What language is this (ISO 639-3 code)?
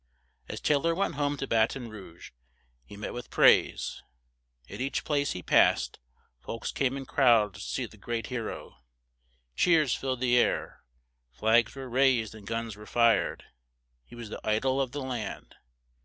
eng